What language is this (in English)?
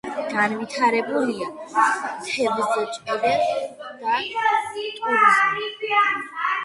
Georgian